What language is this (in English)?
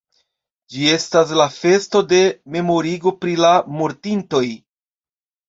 Esperanto